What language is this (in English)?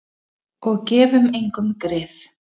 Icelandic